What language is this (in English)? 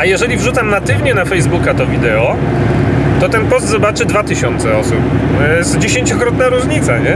Polish